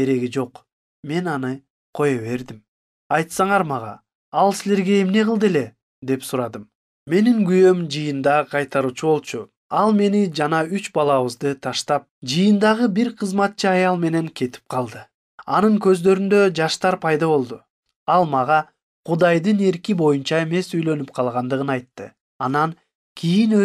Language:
Turkish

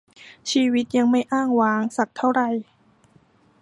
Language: Thai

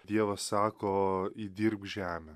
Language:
Lithuanian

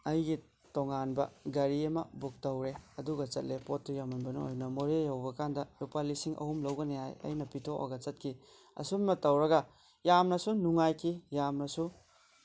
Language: Manipuri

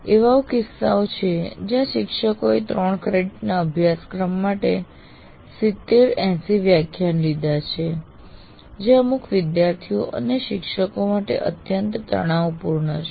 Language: Gujarati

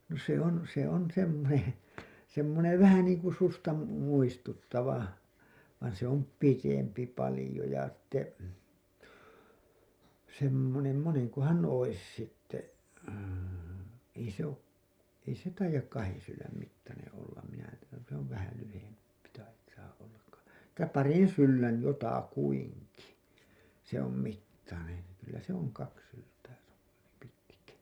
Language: Finnish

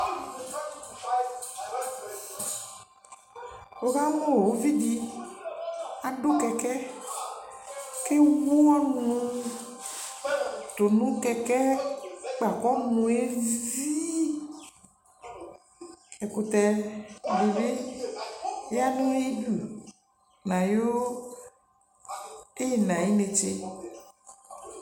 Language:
Ikposo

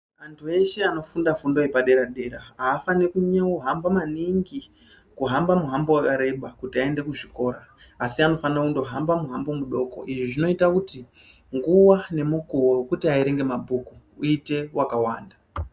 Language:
Ndau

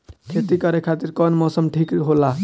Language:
Bhojpuri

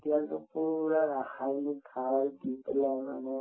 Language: Assamese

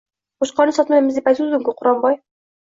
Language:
Uzbek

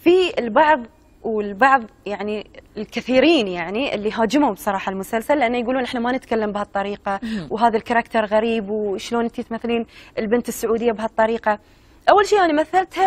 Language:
Arabic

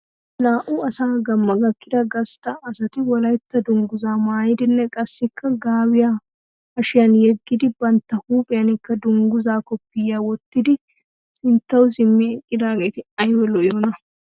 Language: Wolaytta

